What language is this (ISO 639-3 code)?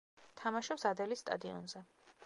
kat